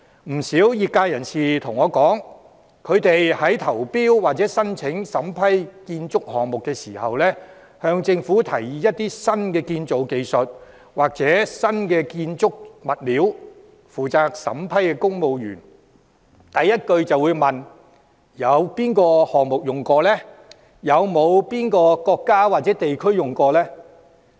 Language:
Cantonese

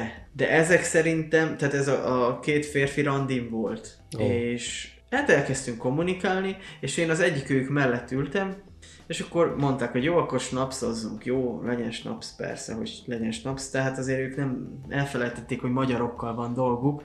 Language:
Hungarian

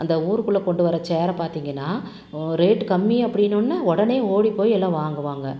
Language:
Tamil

